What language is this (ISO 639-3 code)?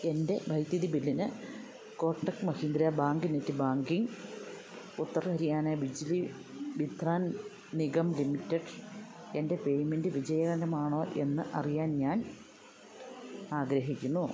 mal